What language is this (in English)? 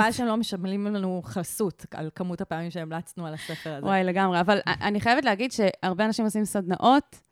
Hebrew